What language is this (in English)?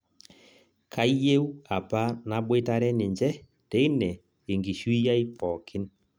Masai